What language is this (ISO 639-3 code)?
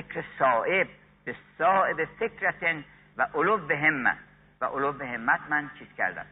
fas